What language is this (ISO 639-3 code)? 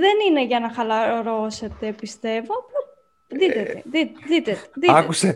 ell